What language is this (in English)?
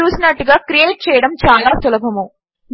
Telugu